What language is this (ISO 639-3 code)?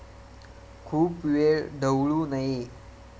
mar